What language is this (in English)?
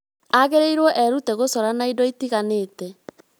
Kikuyu